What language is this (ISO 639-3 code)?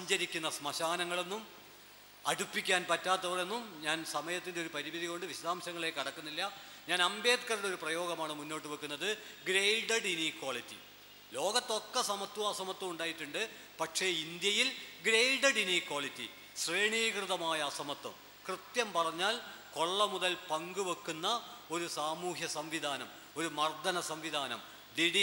mal